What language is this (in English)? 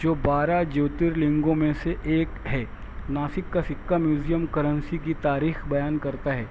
Urdu